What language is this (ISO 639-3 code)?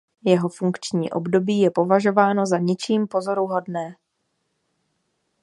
ces